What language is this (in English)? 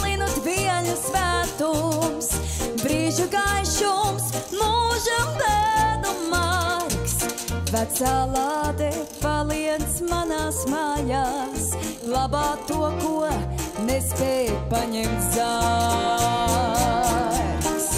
Latvian